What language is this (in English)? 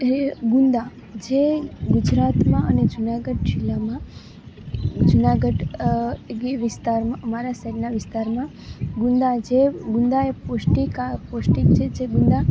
Gujarati